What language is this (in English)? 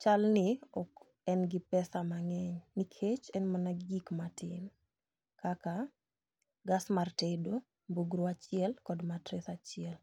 Luo (Kenya and Tanzania)